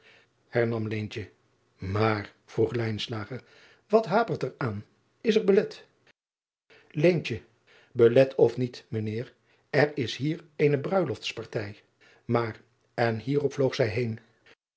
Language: Dutch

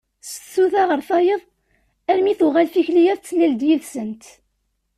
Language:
Kabyle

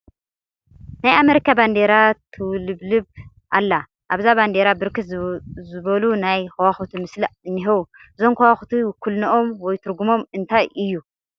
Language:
Tigrinya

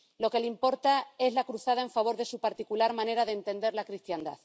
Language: Spanish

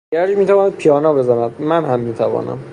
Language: Persian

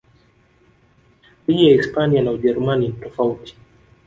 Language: Swahili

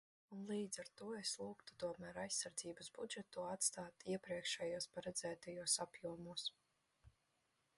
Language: Latvian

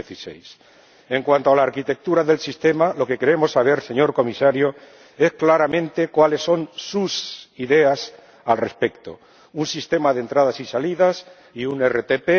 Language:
Spanish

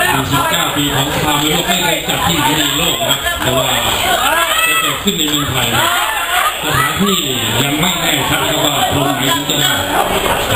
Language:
Thai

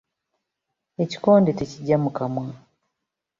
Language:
Ganda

